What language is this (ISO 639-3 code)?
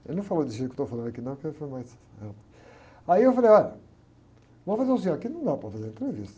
por